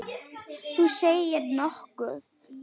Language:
Icelandic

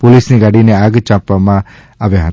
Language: Gujarati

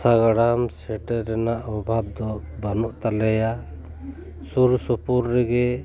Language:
Santali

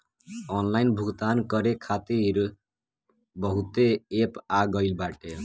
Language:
Bhojpuri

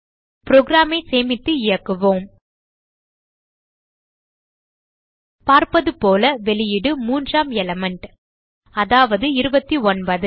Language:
Tamil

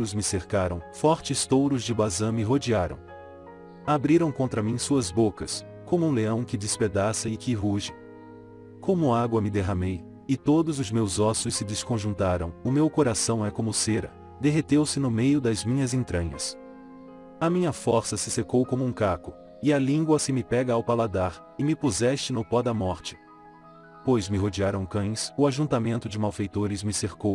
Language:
Portuguese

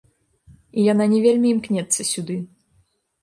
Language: Belarusian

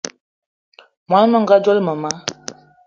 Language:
Eton (Cameroon)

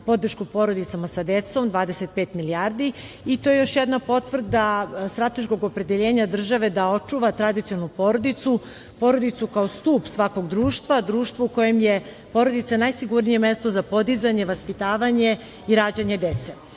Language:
Serbian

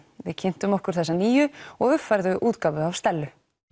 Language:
Icelandic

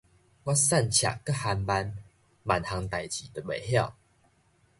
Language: Min Nan Chinese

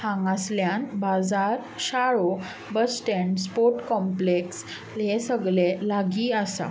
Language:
Konkani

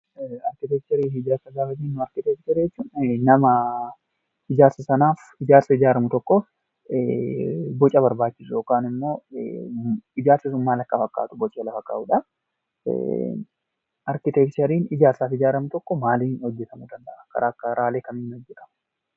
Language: Oromo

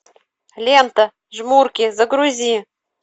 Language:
Russian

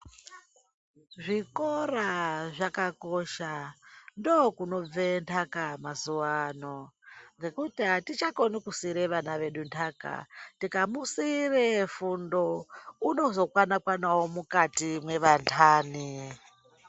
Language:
Ndau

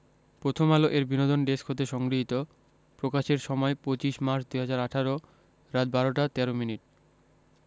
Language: Bangla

